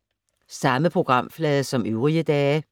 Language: Danish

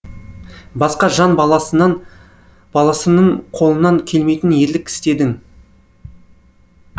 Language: Kazakh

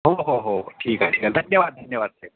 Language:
Marathi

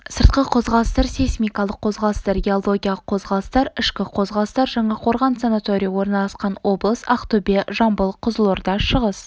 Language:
Kazakh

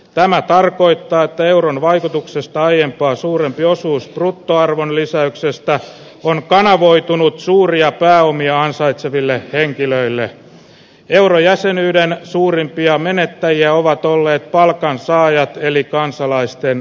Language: Finnish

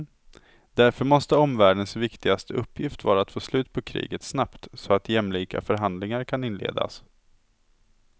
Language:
Swedish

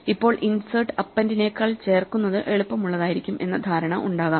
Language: Malayalam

